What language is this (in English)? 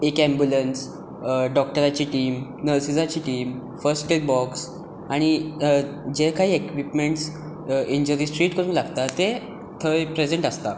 Konkani